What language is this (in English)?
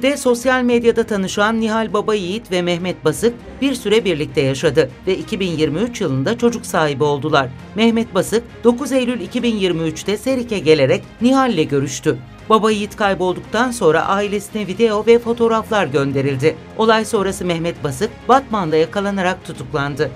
Turkish